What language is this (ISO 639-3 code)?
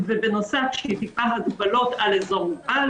heb